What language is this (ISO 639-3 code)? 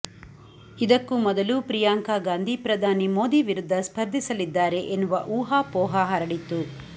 kan